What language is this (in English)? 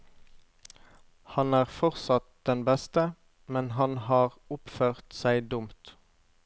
Norwegian